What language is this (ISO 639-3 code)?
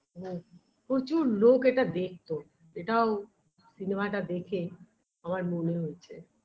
ben